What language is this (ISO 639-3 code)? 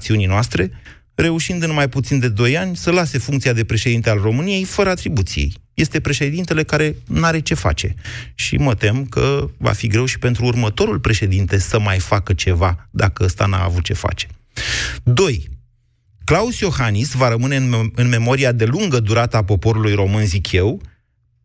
ron